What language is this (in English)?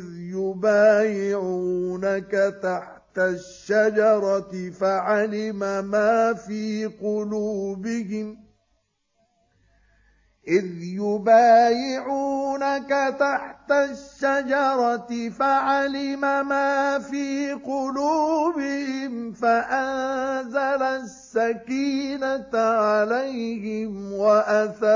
Arabic